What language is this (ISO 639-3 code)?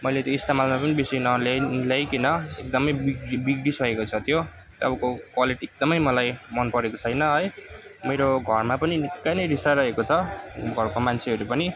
nep